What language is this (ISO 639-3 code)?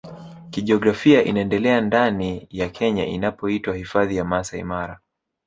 swa